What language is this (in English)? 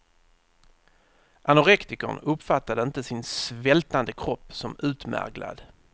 Swedish